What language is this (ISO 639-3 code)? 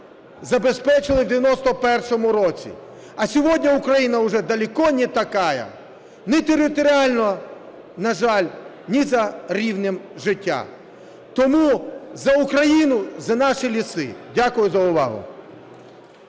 ukr